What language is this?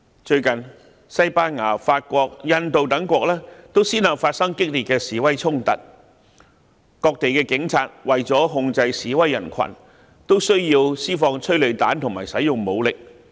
Cantonese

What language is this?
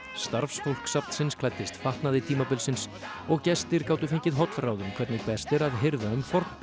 Icelandic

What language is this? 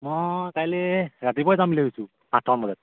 Assamese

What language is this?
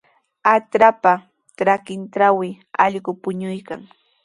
Sihuas Ancash Quechua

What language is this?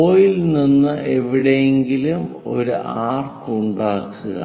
Malayalam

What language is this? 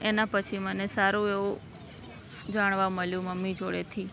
Gujarati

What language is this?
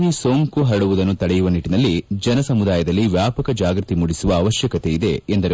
Kannada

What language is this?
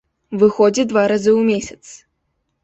Belarusian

